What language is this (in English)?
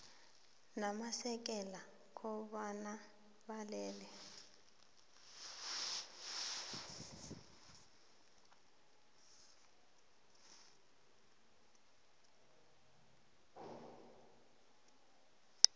South Ndebele